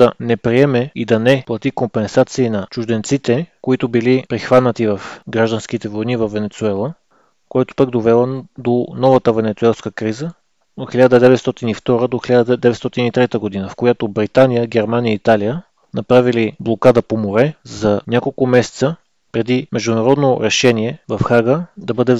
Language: Bulgarian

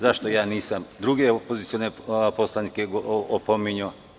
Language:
Serbian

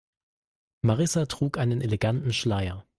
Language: German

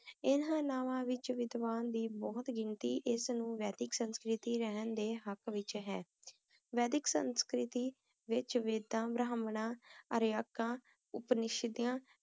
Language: Punjabi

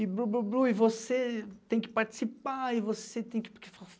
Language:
Portuguese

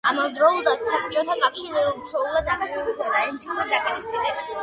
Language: Georgian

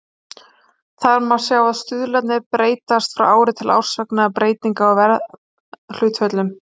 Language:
Icelandic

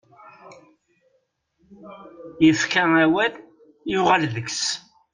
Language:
Kabyle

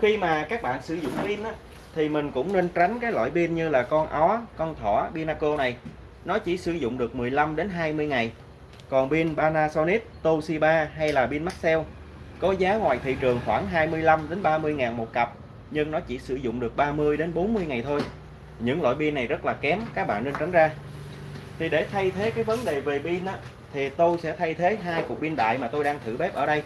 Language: Vietnamese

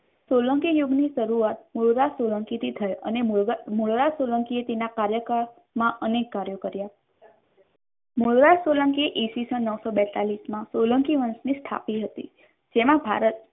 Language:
Gujarati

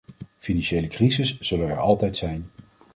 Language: Dutch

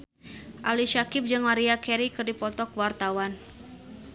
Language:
Sundanese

